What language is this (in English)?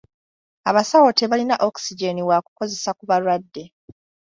Ganda